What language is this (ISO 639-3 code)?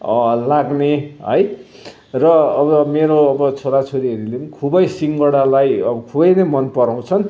nep